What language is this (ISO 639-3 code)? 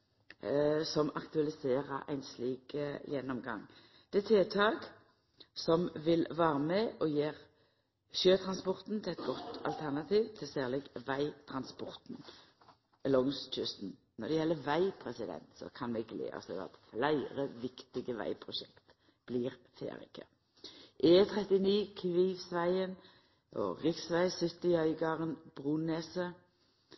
nno